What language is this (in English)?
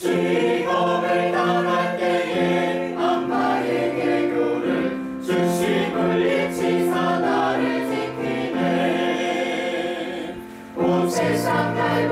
Korean